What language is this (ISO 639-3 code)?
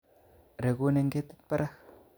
kln